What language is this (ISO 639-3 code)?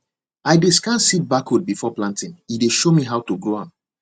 pcm